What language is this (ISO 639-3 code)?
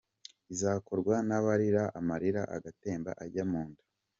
kin